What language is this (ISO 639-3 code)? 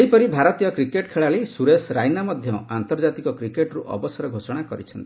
ori